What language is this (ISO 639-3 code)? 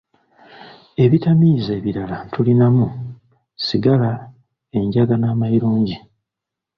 lug